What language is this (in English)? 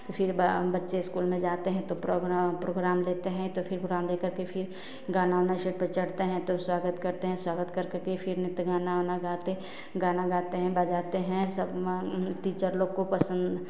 Hindi